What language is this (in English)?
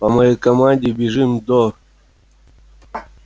Russian